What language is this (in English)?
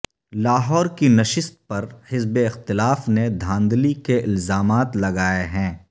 Urdu